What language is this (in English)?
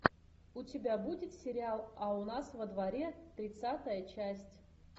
Russian